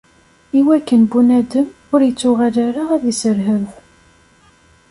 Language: Kabyle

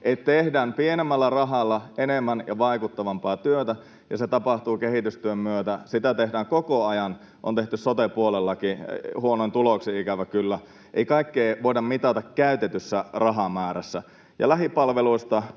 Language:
Finnish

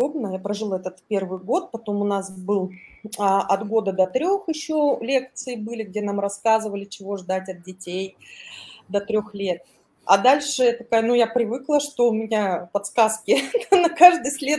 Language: Russian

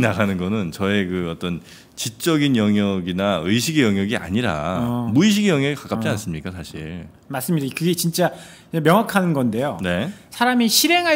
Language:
Korean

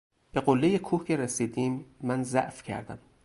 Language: Persian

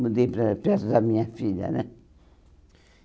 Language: Portuguese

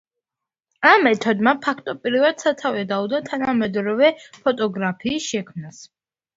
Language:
Georgian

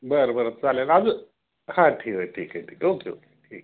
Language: Marathi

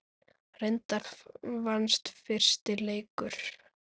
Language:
Icelandic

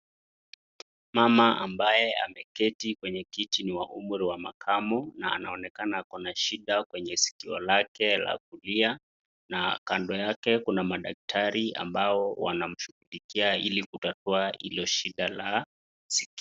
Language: Swahili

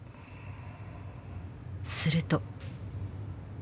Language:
Japanese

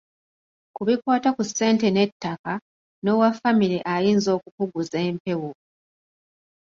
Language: Ganda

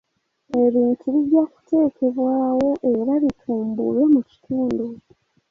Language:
Ganda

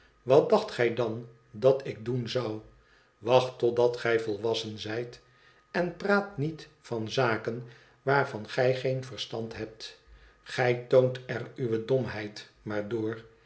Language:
Dutch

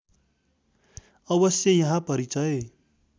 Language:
Nepali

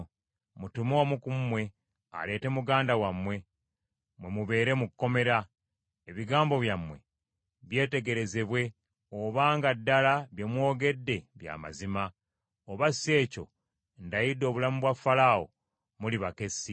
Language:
Ganda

